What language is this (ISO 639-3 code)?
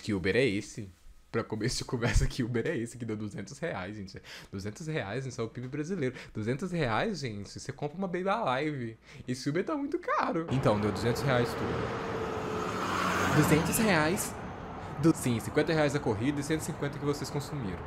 por